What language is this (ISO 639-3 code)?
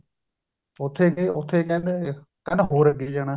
pan